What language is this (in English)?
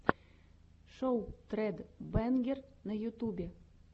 Russian